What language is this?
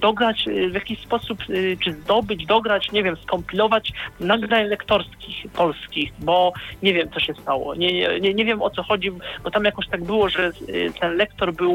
Polish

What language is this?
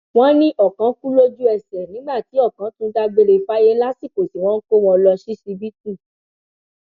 Yoruba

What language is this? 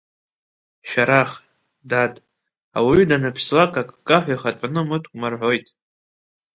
Abkhazian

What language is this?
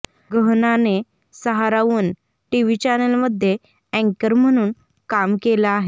Marathi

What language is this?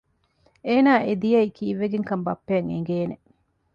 Divehi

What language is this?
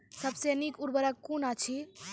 Maithili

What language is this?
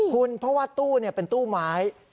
Thai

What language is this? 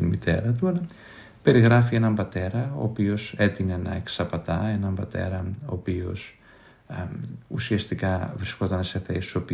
Greek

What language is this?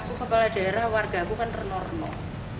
Indonesian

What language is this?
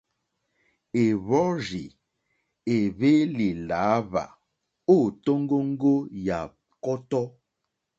Mokpwe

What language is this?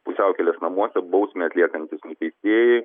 Lithuanian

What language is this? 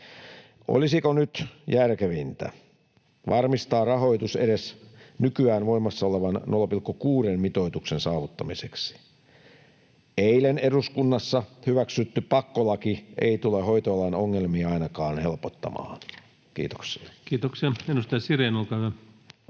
Finnish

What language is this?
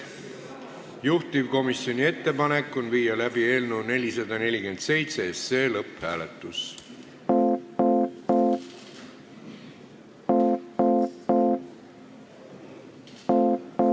Estonian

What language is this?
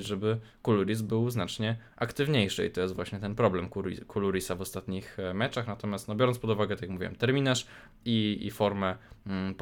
Polish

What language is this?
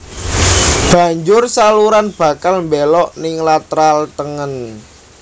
Javanese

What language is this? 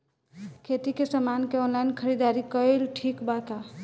Bhojpuri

